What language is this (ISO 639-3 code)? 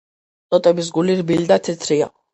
kat